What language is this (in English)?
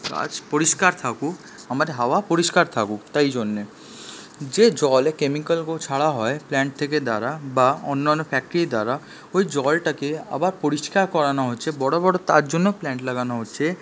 Bangla